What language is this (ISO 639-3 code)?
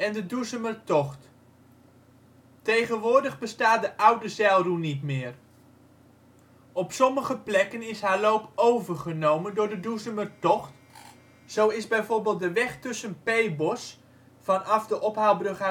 nld